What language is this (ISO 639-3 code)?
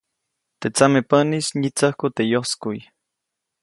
zoc